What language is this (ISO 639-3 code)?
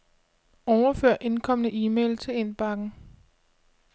dan